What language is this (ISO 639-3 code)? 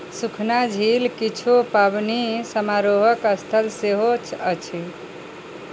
mai